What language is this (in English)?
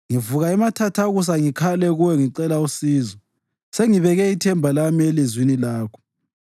North Ndebele